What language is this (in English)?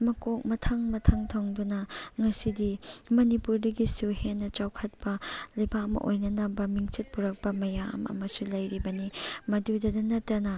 Manipuri